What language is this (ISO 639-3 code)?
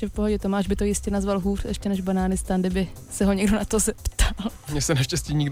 ces